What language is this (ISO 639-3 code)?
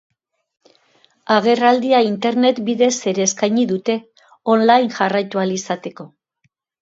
eus